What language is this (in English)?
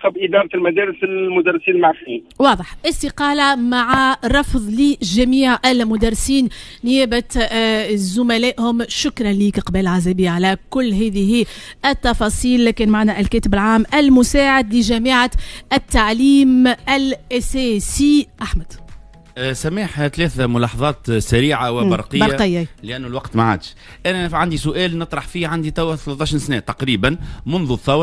Arabic